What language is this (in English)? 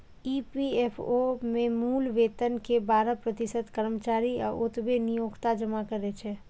Maithili